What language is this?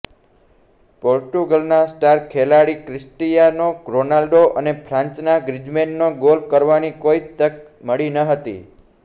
Gujarati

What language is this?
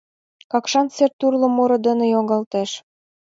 Mari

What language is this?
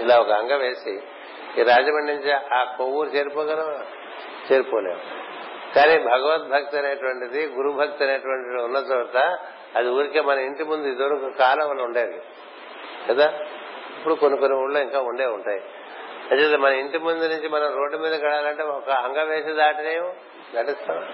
Telugu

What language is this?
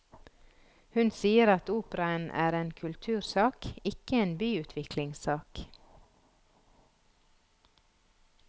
Norwegian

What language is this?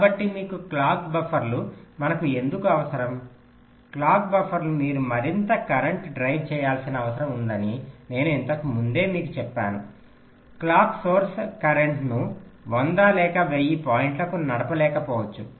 Telugu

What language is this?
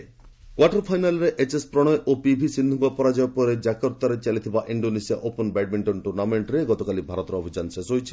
Odia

